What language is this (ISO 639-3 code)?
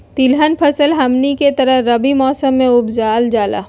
mag